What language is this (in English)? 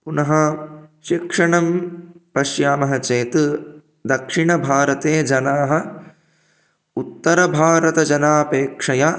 Sanskrit